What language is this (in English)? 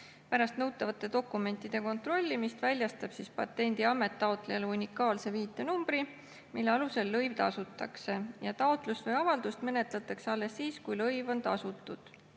Estonian